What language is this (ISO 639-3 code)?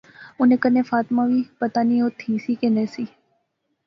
phr